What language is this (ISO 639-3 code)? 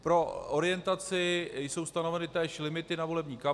ces